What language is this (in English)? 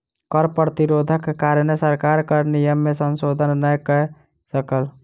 Maithili